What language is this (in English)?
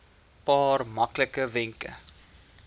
Afrikaans